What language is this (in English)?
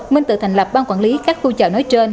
Vietnamese